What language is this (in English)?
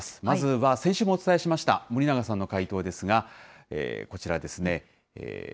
Japanese